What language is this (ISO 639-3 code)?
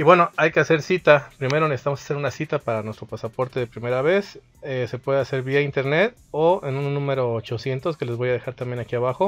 spa